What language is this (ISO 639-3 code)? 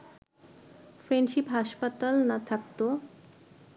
ben